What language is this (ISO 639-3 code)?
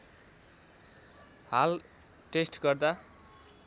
nep